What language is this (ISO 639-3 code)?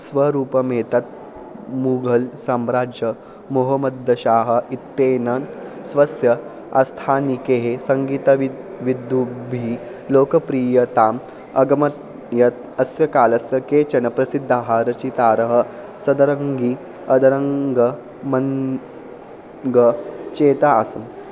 san